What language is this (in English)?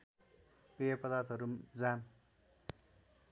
Nepali